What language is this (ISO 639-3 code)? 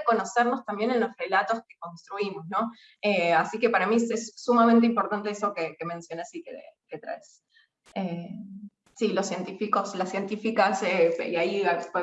spa